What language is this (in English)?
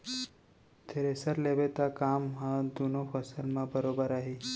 Chhattisgarhi